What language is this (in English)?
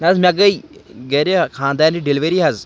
Kashmiri